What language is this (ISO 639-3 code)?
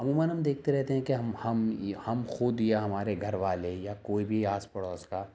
urd